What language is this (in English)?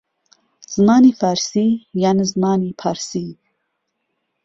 Central Kurdish